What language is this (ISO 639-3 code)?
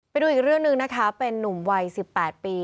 tha